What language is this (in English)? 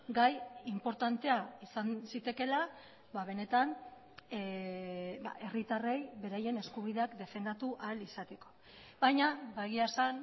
Basque